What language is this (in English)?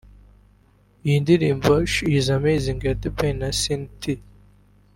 Kinyarwanda